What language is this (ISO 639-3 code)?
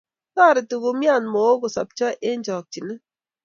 kln